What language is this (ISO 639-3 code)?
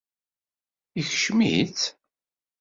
kab